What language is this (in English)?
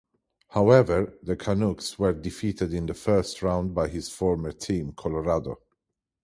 English